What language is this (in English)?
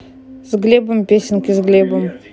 Russian